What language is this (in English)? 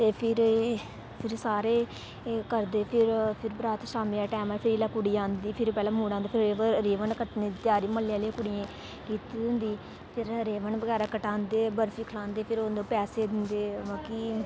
Dogri